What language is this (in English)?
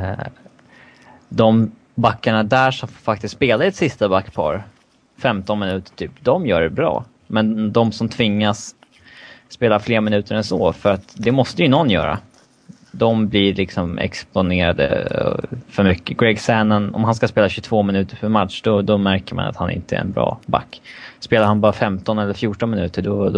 Swedish